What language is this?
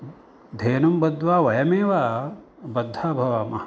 Sanskrit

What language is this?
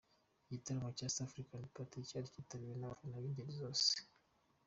Kinyarwanda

